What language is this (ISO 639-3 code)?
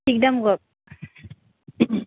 asm